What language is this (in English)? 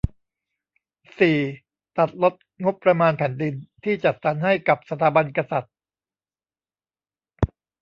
Thai